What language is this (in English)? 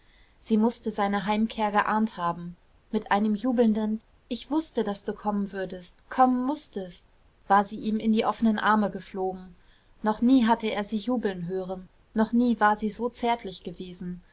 German